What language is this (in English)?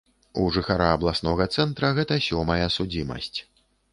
Belarusian